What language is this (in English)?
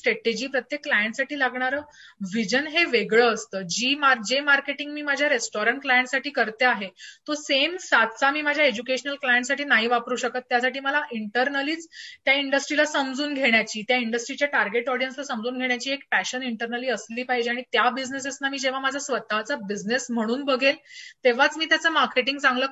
Marathi